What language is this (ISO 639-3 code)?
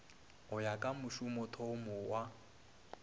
nso